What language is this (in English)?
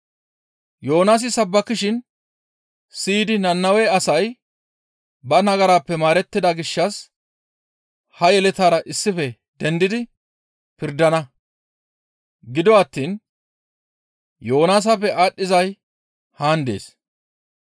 Gamo